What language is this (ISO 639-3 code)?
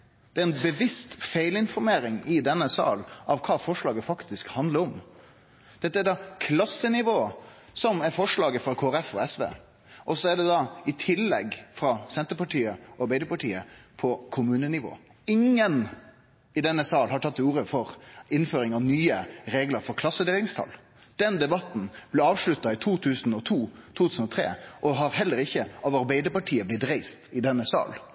nno